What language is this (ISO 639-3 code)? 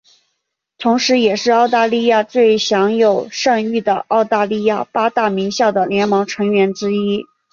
zho